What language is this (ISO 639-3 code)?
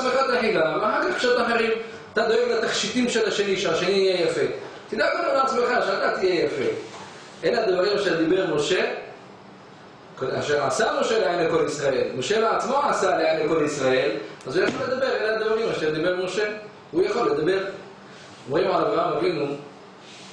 heb